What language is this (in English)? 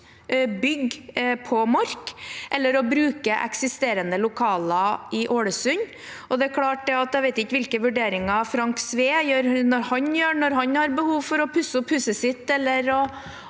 Norwegian